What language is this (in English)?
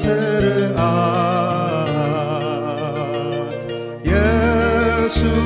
Amharic